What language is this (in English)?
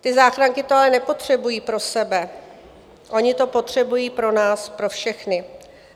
Czech